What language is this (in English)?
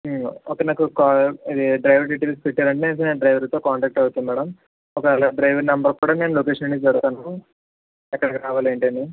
Telugu